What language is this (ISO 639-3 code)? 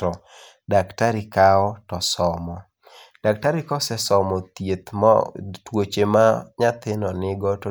luo